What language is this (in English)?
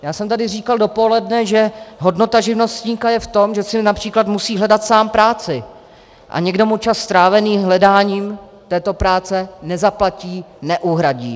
Czech